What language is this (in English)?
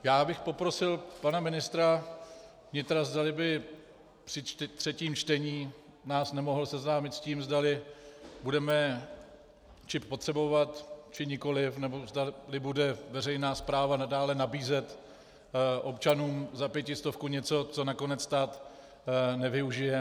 Czech